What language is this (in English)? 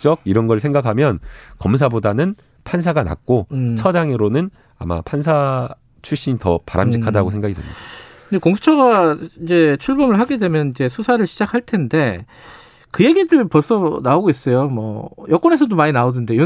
Korean